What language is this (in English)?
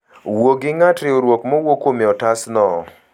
Luo (Kenya and Tanzania)